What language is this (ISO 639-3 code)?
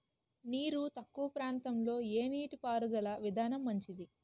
tel